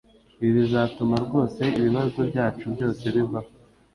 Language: Kinyarwanda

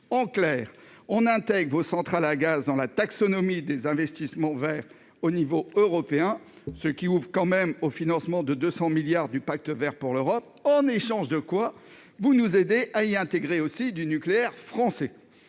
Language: French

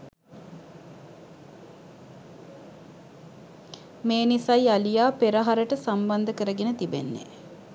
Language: Sinhala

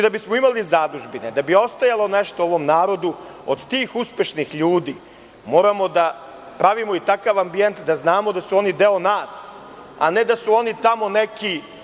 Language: Serbian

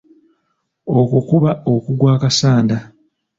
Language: Ganda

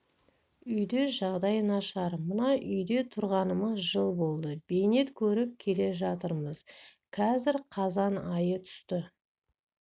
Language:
Kazakh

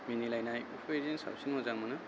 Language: Bodo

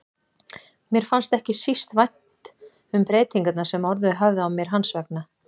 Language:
Icelandic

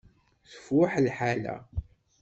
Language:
Kabyle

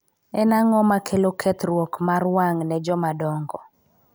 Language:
Luo (Kenya and Tanzania)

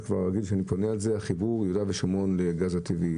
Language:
Hebrew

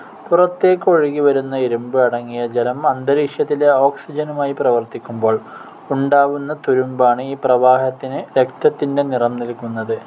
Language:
Malayalam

